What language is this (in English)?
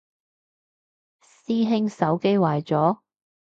Cantonese